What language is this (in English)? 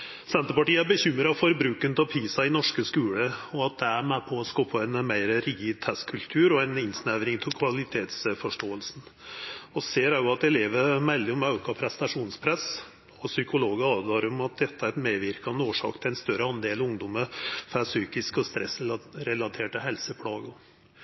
Norwegian Nynorsk